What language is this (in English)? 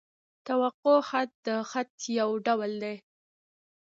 Pashto